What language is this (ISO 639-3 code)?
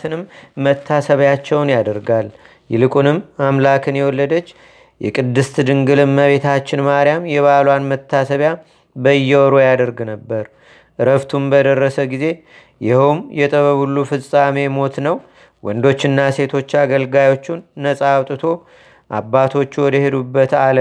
amh